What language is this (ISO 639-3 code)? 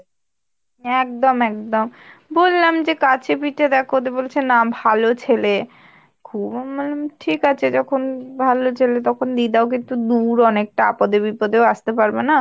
ben